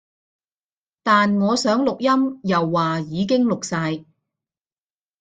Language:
Cantonese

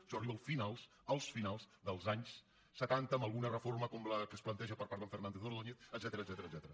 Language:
Catalan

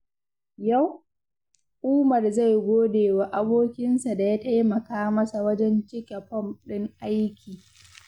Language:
Hausa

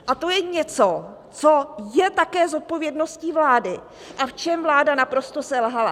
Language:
Czech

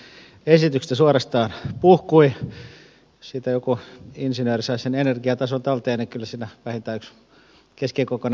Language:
Finnish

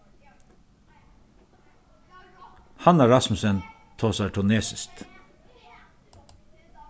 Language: Faroese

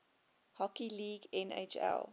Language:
English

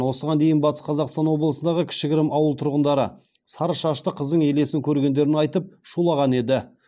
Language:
Kazakh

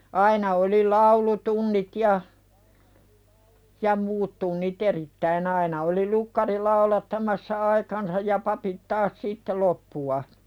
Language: Finnish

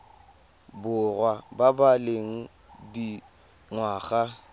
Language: Tswana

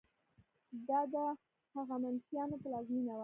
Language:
Pashto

